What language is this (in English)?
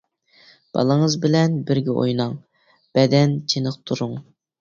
Uyghur